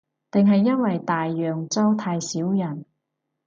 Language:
Cantonese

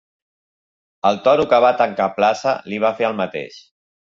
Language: Catalan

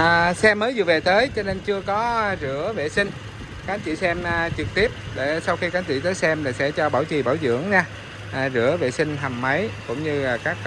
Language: Vietnamese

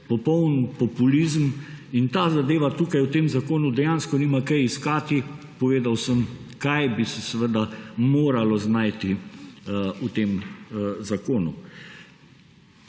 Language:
Slovenian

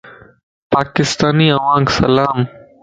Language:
Lasi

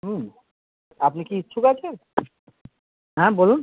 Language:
Bangla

